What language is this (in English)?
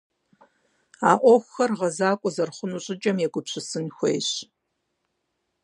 Kabardian